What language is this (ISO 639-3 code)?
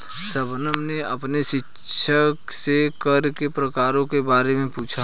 hin